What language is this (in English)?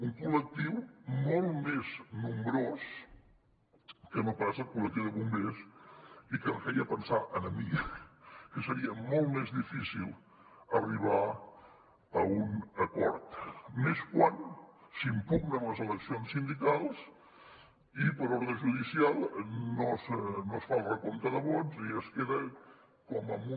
Catalan